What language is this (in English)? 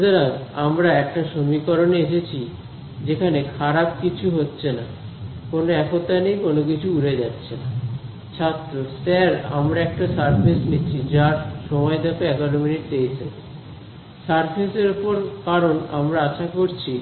Bangla